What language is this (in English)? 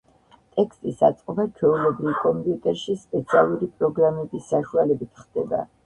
Georgian